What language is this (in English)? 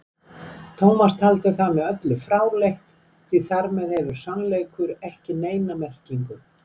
Icelandic